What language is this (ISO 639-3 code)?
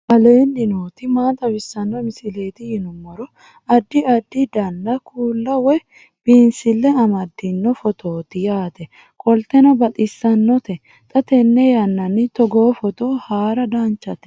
sid